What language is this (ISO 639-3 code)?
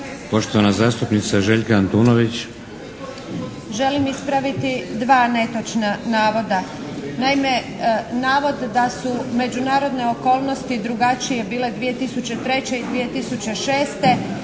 hrv